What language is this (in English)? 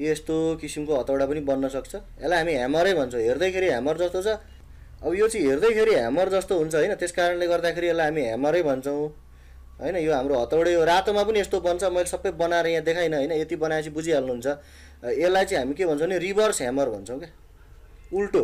Hindi